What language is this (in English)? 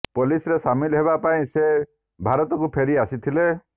Odia